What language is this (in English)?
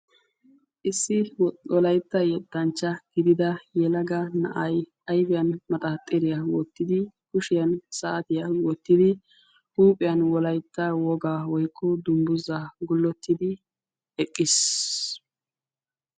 Wolaytta